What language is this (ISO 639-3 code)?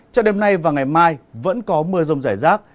vie